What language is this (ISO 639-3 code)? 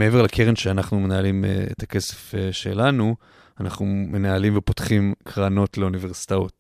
heb